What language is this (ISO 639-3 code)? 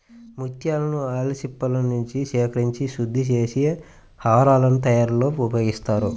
tel